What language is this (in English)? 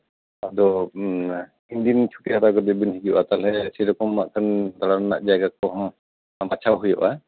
Santali